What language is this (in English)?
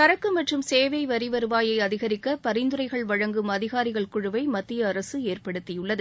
Tamil